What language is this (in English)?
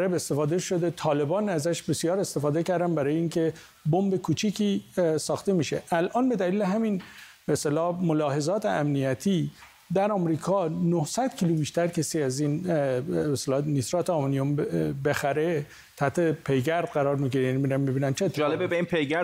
Persian